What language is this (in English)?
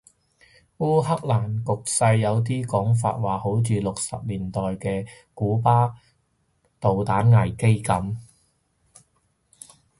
Cantonese